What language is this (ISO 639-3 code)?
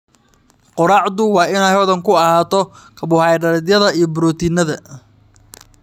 som